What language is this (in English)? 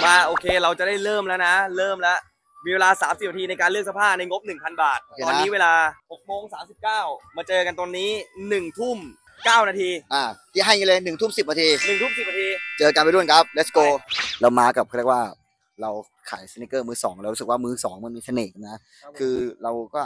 Thai